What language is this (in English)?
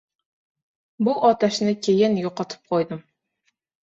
Uzbek